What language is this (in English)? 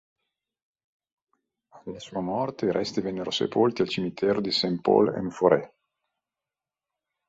Italian